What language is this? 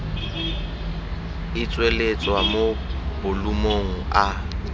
Tswana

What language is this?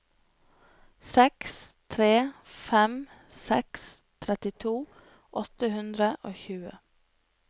Norwegian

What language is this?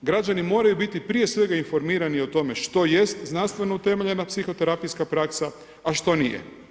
Croatian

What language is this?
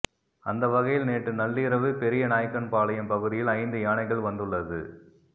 Tamil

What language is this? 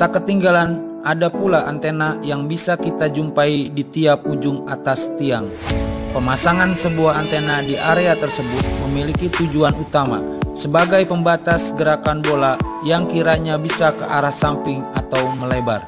Indonesian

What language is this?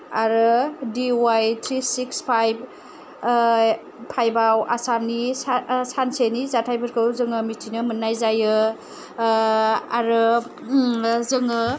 Bodo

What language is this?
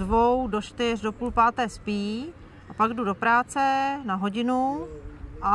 Czech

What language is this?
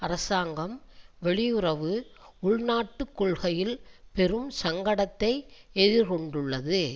Tamil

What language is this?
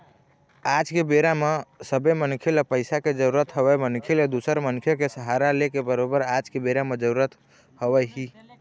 Chhattisgarhi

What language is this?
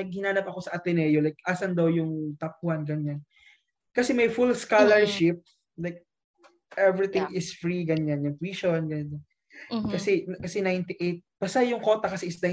Filipino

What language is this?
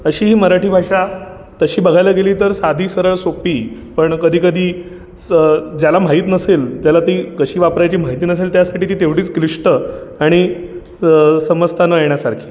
Marathi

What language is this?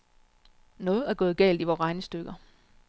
Danish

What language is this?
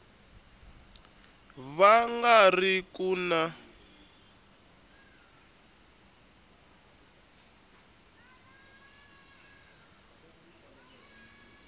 Tsonga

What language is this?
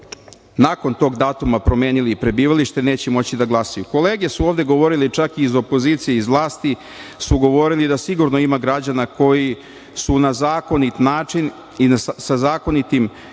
Serbian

